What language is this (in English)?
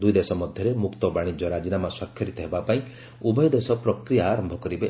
Odia